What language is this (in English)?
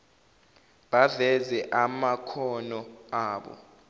Zulu